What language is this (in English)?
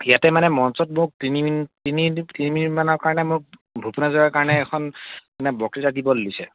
Assamese